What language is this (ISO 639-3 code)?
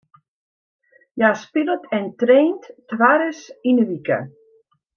fry